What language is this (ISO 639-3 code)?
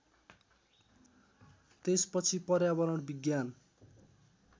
nep